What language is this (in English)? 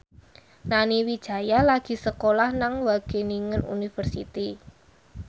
Javanese